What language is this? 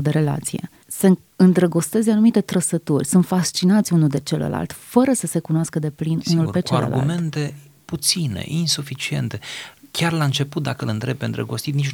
Romanian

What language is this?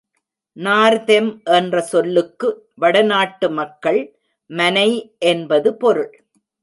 Tamil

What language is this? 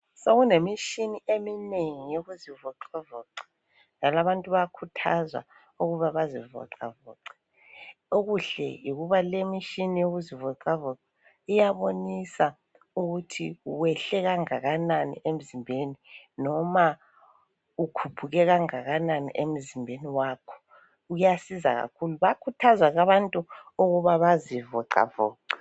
North Ndebele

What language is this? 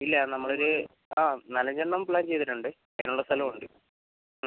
Malayalam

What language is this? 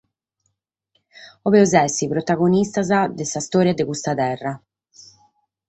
Sardinian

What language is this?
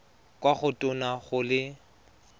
Tswana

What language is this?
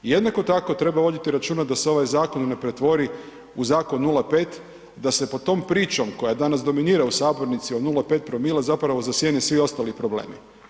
Croatian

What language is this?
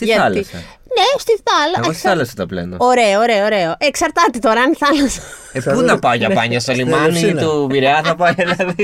Greek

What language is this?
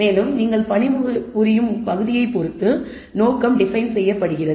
Tamil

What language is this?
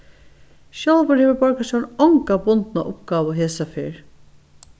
Faroese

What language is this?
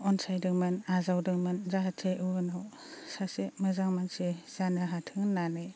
Bodo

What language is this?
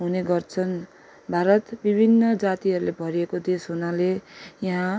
Nepali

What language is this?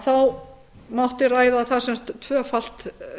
Icelandic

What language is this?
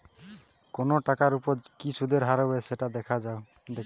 Bangla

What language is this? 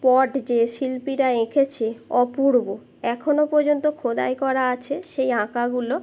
Bangla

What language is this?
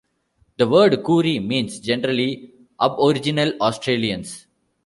English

